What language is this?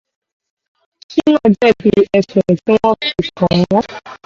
Yoruba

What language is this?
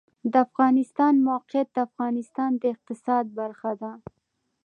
Pashto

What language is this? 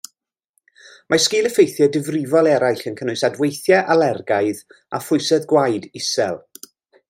Welsh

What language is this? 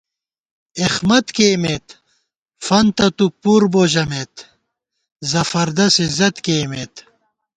Gawar-Bati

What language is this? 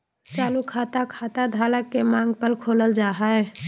Magahi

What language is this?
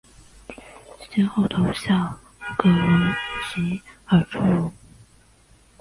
Chinese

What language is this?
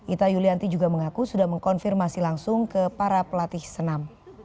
Indonesian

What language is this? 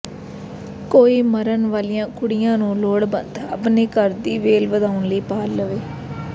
Punjabi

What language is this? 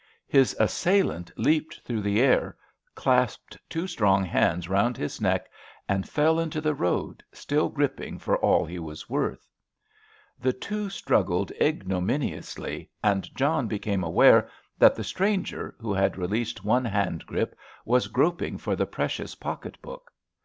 English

